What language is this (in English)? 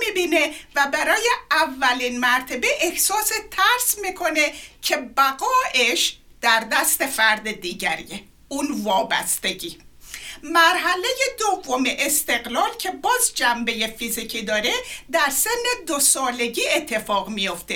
Persian